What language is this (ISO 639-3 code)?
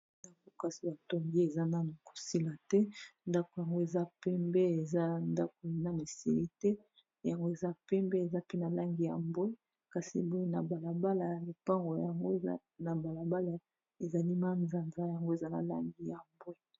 lin